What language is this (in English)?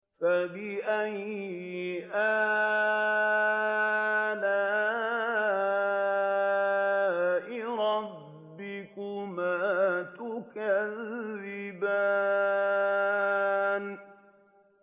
Arabic